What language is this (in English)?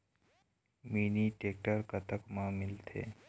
Chhattisgarhi